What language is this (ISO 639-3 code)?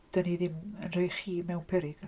cym